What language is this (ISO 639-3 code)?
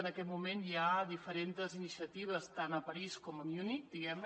cat